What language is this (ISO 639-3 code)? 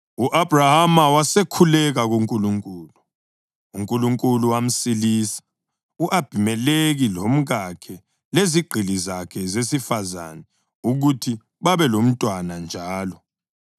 nde